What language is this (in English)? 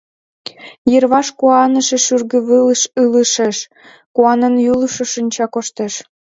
Mari